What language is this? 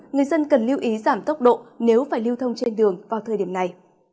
Vietnamese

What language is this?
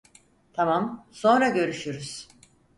Turkish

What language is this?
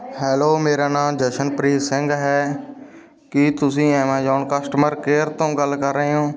Punjabi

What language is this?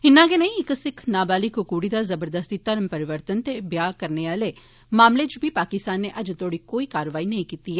Dogri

